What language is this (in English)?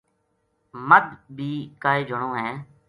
Gujari